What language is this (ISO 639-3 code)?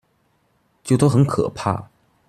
zho